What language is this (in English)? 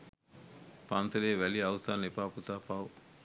Sinhala